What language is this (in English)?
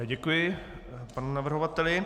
Czech